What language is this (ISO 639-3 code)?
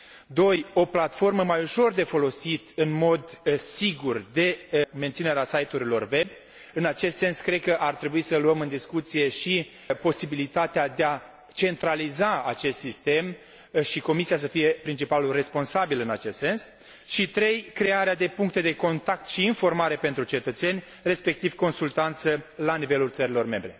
ron